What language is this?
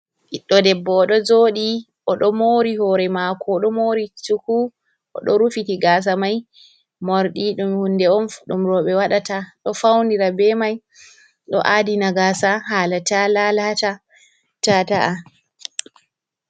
Fula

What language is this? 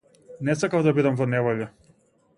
Macedonian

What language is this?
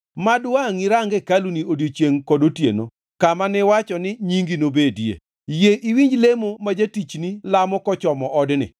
Luo (Kenya and Tanzania)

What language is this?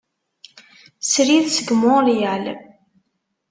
Kabyle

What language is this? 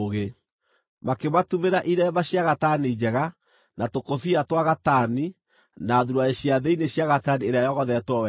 Kikuyu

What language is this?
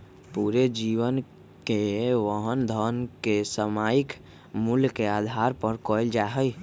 Magahi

